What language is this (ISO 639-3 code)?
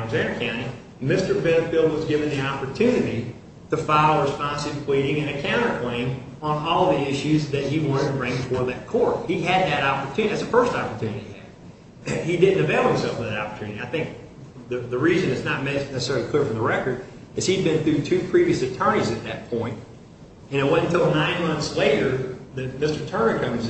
eng